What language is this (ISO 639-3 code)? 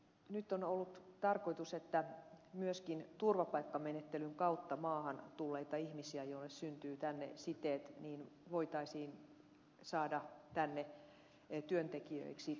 fin